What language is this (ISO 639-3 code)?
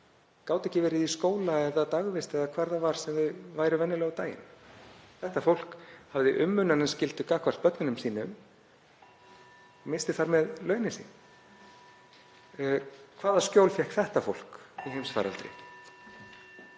isl